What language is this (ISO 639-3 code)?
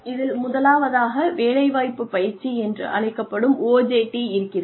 tam